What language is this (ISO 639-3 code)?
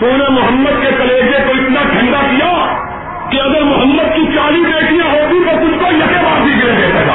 urd